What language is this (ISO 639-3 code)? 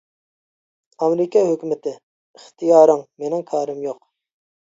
uig